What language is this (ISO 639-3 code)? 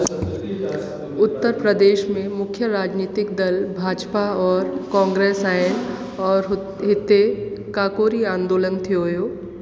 snd